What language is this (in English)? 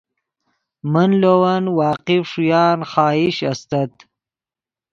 Yidgha